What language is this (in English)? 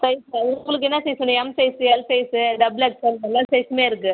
Tamil